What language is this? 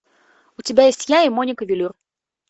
Russian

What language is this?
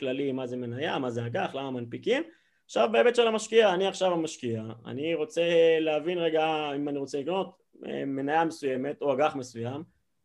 Hebrew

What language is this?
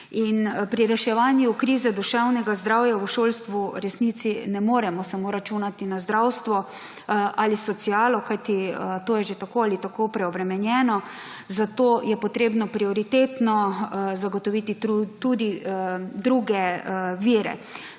Slovenian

